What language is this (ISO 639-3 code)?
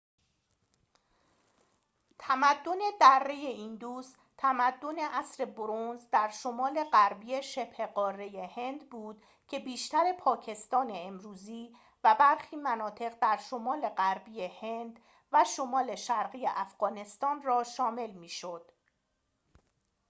fas